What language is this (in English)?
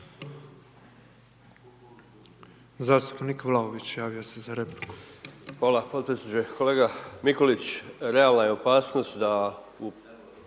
Croatian